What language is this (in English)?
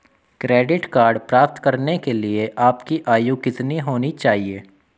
Hindi